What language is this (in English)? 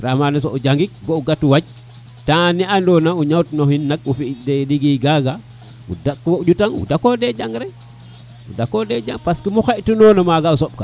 Serer